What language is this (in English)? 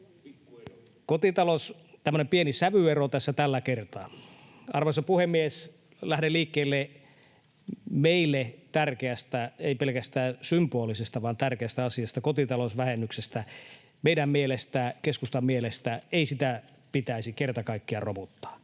Finnish